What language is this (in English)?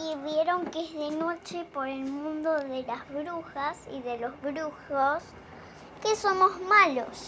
Spanish